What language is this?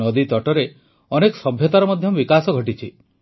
Odia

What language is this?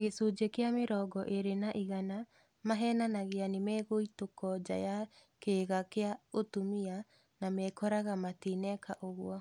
Kikuyu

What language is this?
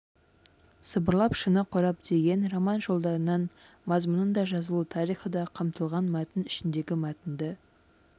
Kazakh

